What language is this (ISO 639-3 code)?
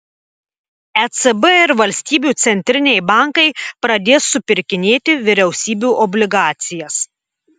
lit